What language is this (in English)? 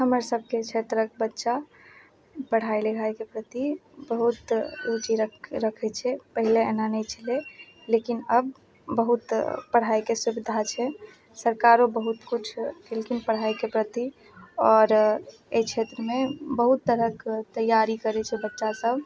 Maithili